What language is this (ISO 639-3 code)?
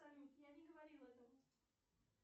rus